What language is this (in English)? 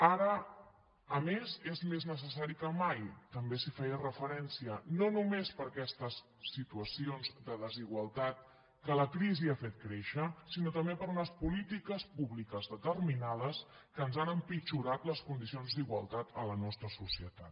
Catalan